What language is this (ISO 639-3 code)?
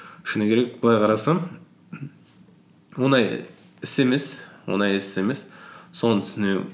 kaz